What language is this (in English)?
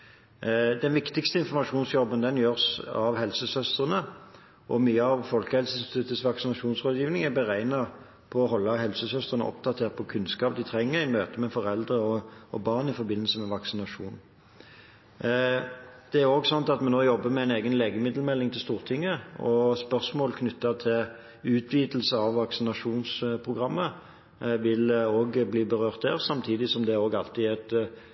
Norwegian Bokmål